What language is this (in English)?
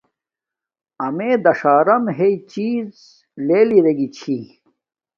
Domaaki